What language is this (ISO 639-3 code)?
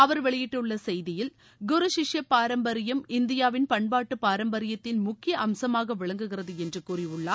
tam